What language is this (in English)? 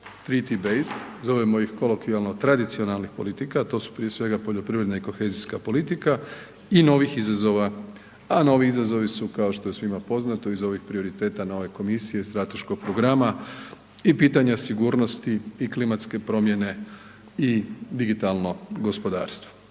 Croatian